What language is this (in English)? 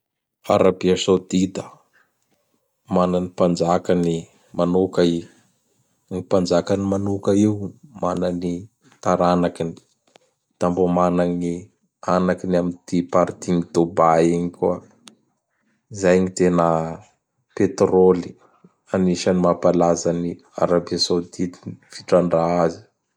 Bara Malagasy